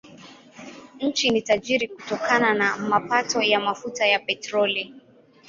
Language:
Swahili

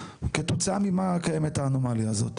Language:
Hebrew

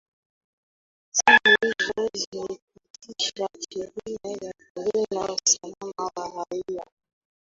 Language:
Swahili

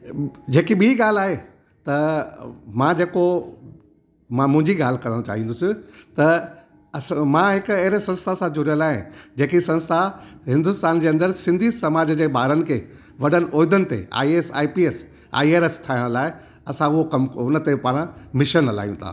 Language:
Sindhi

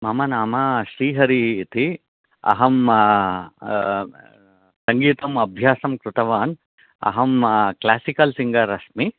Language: Sanskrit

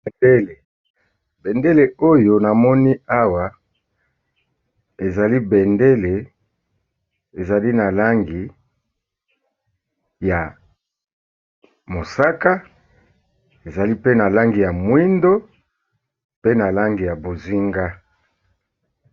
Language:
Lingala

